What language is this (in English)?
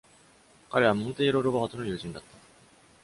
Japanese